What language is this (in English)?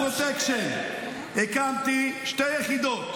Hebrew